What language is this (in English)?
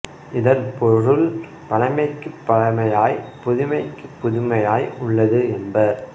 Tamil